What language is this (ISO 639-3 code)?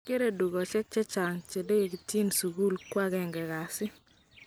kln